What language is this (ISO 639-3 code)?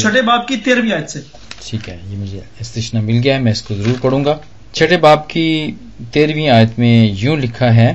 hin